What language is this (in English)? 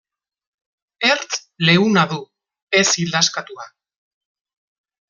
Basque